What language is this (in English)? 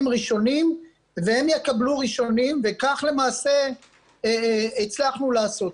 Hebrew